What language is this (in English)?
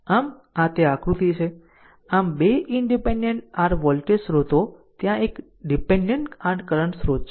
Gujarati